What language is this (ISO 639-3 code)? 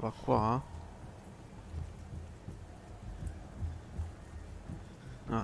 ita